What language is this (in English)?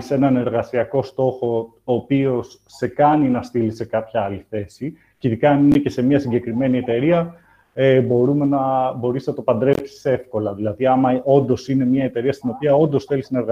Greek